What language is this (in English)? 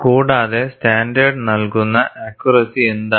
Malayalam